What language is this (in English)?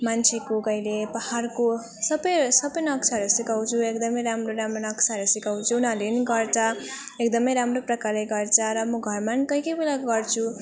Nepali